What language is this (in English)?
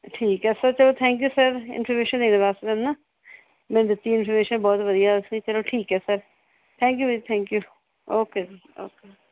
Punjabi